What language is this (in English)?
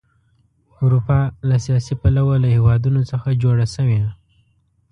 Pashto